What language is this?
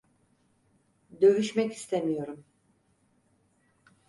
Turkish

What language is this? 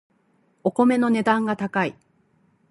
Japanese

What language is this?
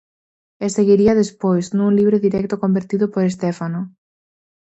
Galician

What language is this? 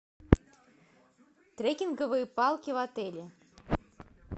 Russian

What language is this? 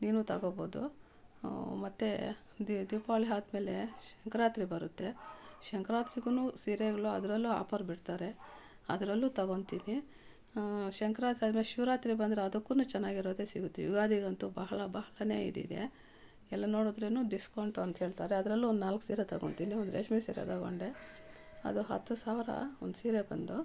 Kannada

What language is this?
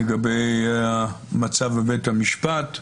Hebrew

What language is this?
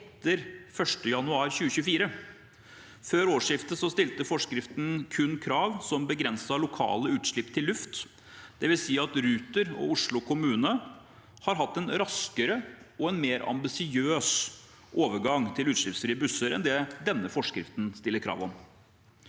Norwegian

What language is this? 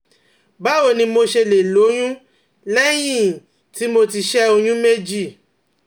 Yoruba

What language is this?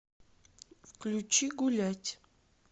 Russian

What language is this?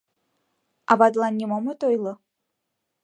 Mari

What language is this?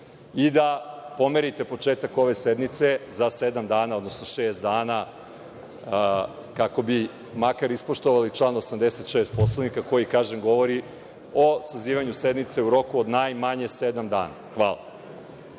Serbian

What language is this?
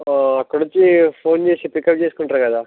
Telugu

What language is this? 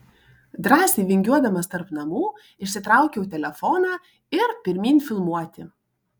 Lithuanian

